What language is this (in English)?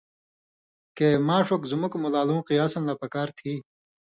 Indus Kohistani